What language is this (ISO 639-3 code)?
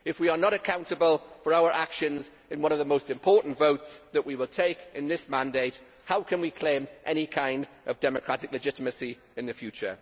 eng